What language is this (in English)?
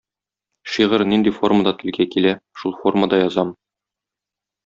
Tatar